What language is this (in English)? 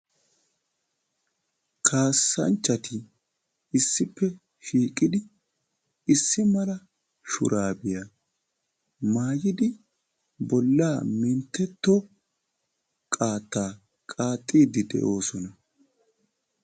Wolaytta